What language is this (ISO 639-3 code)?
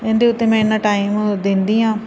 pan